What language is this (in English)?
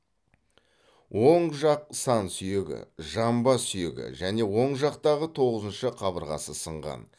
Kazakh